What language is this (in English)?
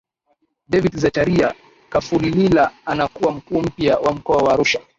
Swahili